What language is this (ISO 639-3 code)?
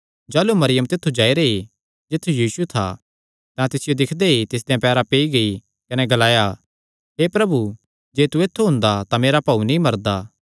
xnr